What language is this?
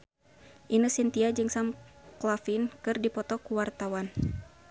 Sundanese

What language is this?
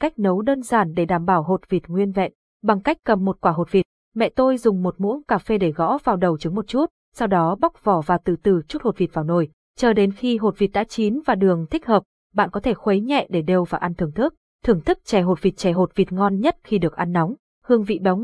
Vietnamese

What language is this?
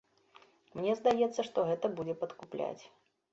Belarusian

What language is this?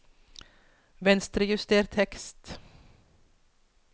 Norwegian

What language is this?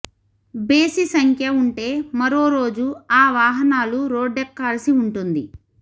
Telugu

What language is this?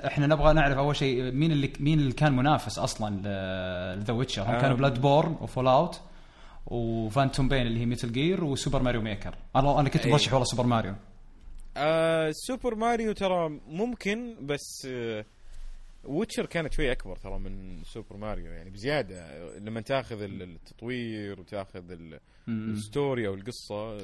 Arabic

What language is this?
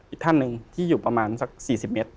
Thai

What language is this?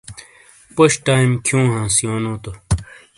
Shina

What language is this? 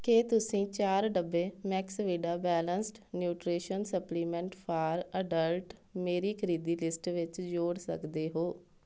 Punjabi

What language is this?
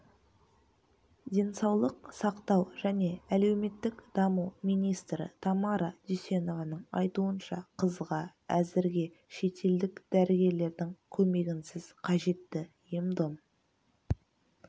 Kazakh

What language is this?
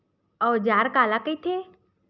Chhattisgarhi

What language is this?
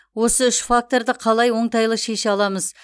Kazakh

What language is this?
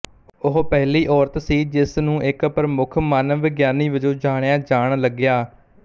Punjabi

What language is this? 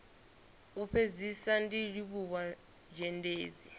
Venda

